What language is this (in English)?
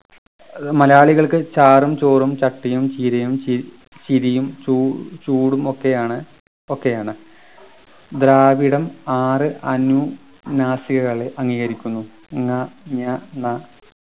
Malayalam